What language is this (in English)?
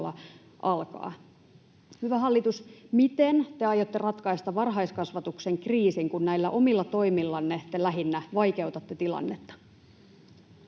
Finnish